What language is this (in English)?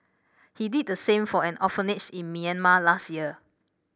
English